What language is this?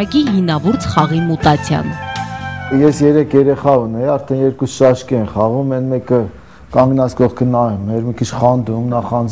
Romanian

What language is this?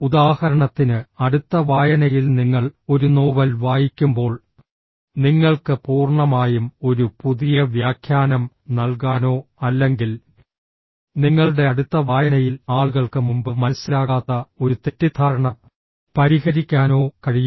Malayalam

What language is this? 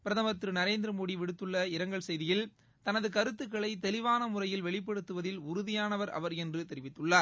Tamil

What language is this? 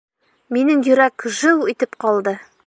Bashkir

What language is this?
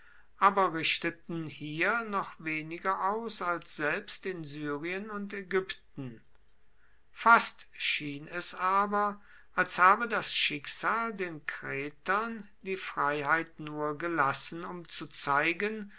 German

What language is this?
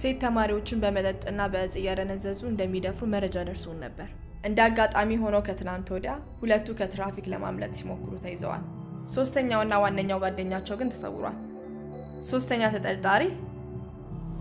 Arabic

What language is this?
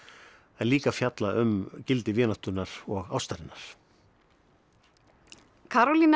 Icelandic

